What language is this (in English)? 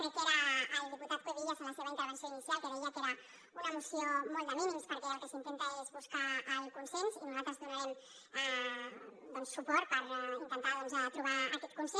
Catalan